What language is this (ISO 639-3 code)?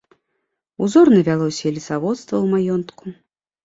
bel